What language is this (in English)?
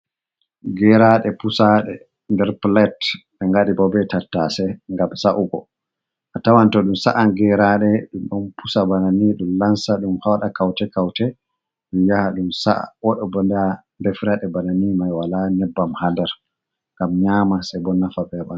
Fula